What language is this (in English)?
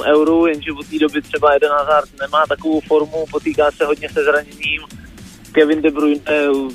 Czech